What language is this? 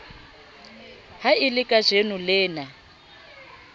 Southern Sotho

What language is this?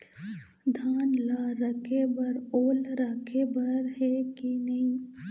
Chhattisgarhi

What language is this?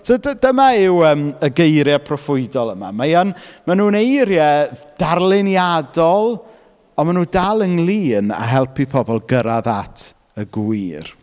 Welsh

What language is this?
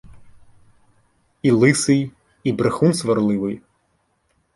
Ukrainian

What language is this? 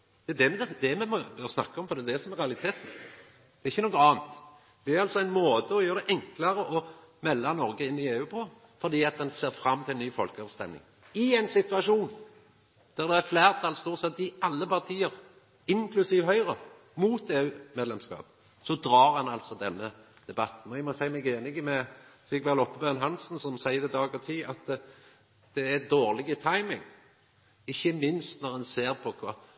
Norwegian Nynorsk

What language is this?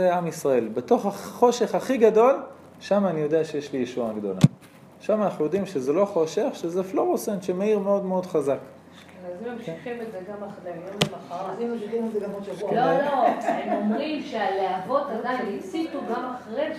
Hebrew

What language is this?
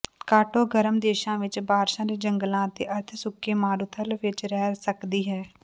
Punjabi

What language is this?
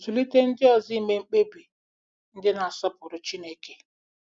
Igbo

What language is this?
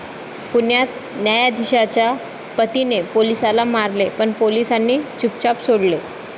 Marathi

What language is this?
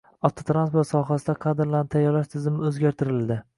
Uzbek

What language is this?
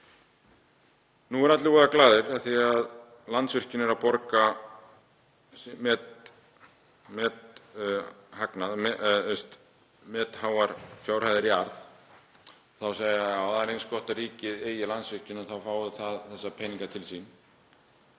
Icelandic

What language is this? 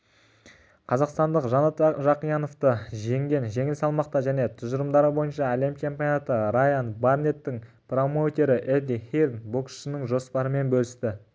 Kazakh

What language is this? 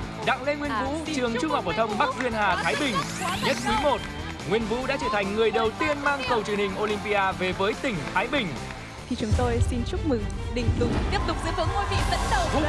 Vietnamese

